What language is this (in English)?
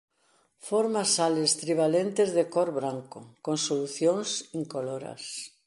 Galician